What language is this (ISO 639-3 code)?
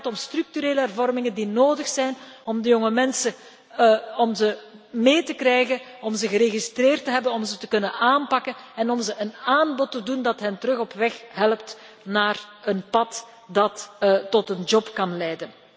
nld